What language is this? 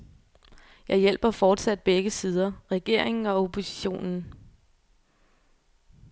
Danish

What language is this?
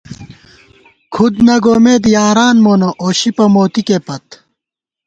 Gawar-Bati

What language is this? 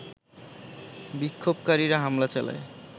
Bangla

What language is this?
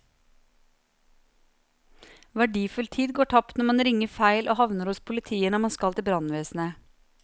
Norwegian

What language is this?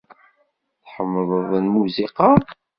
Kabyle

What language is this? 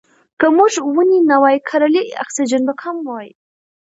Pashto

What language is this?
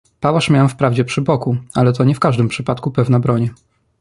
Polish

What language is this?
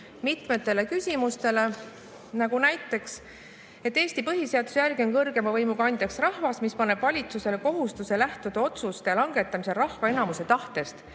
Estonian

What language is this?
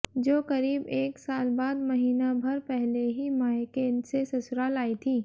Hindi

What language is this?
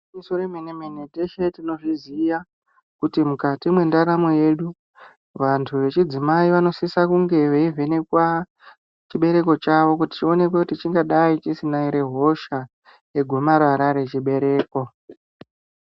Ndau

